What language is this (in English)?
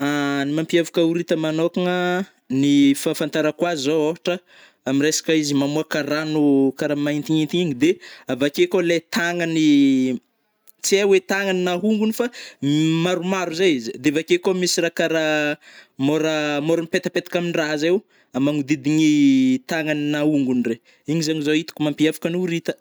Northern Betsimisaraka Malagasy